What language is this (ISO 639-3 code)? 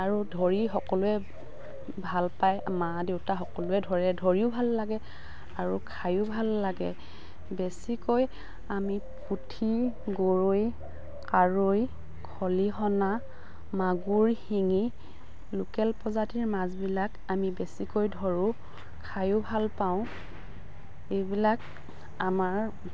asm